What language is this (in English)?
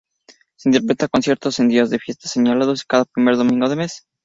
Spanish